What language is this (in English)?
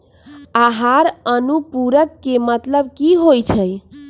Magahi